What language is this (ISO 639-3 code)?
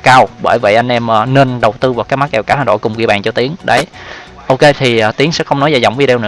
vie